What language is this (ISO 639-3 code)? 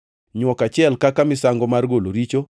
luo